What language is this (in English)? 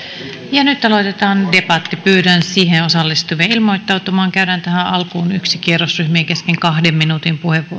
Finnish